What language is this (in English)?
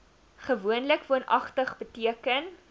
Afrikaans